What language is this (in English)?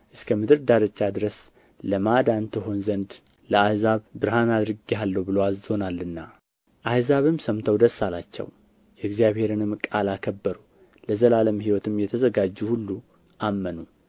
Amharic